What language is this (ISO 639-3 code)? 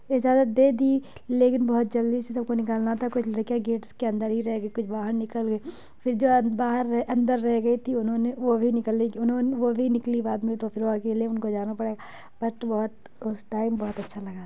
urd